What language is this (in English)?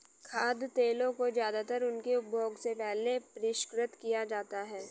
Hindi